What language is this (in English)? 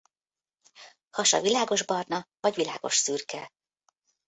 Hungarian